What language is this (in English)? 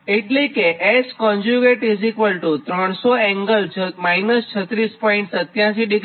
Gujarati